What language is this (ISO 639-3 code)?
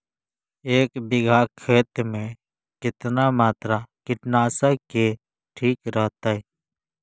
mag